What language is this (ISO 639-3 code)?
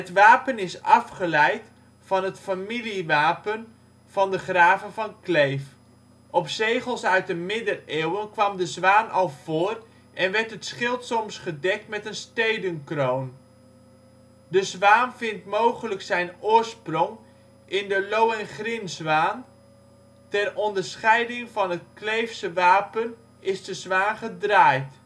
nld